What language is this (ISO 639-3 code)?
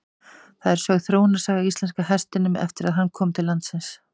isl